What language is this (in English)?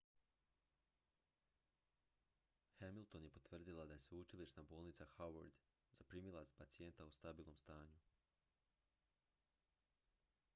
Croatian